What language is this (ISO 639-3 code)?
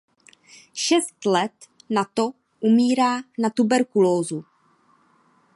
ces